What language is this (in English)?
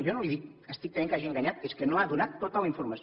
Catalan